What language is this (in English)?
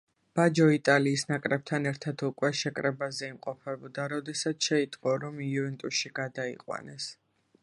Georgian